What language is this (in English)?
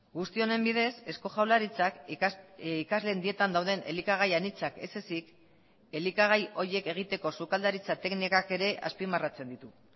Basque